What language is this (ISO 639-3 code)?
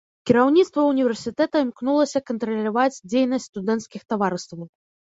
bel